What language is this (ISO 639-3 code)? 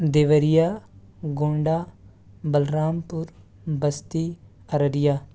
urd